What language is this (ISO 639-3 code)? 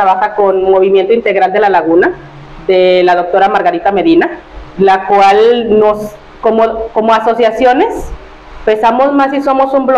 spa